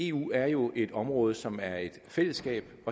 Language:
Danish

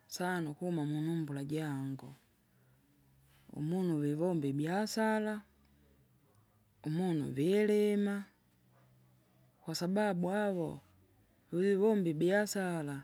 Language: Kinga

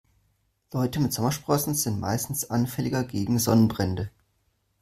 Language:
German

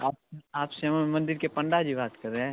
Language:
Hindi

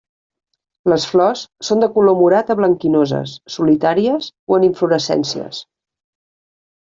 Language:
Catalan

